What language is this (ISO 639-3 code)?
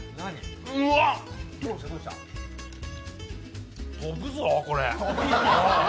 jpn